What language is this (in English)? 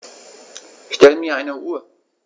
German